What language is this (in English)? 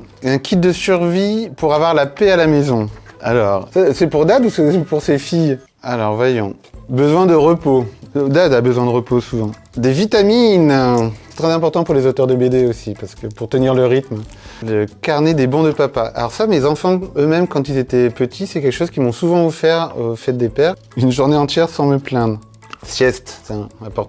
French